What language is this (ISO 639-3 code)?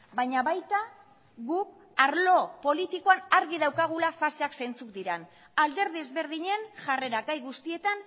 eus